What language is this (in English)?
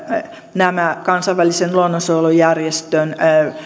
Finnish